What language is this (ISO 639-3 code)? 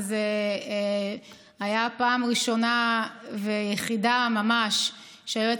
heb